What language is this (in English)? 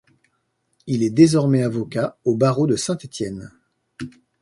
French